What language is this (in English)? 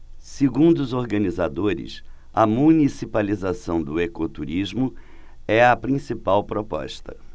Portuguese